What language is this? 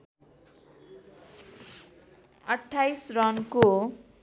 Nepali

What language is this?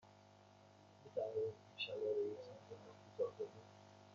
Persian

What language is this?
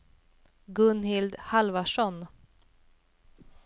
Swedish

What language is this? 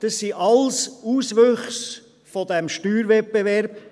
Swiss German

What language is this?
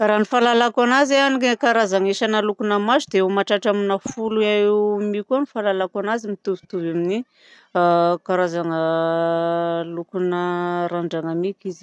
Southern Betsimisaraka Malagasy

